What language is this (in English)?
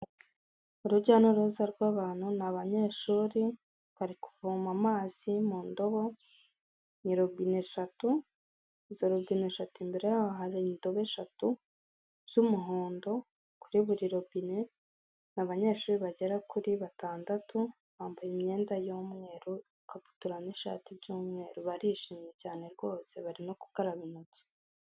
Kinyarwanda